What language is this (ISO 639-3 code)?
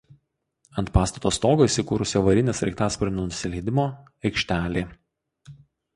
lit